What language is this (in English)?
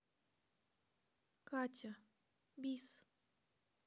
Russian